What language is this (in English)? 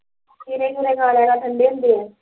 Punjabi